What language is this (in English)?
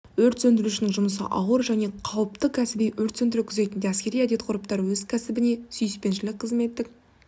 Kazakh